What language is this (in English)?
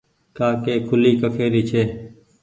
Goaria